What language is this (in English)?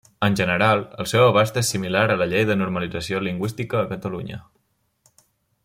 Catalan